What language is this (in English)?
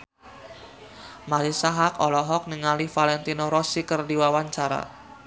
Sundanese